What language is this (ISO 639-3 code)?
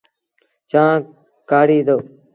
sbn